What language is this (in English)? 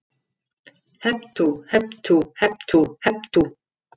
Icelandic